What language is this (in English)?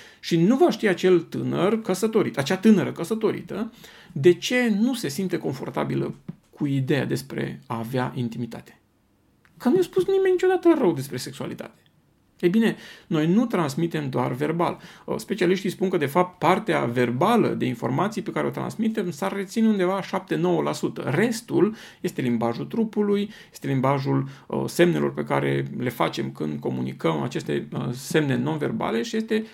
Romanian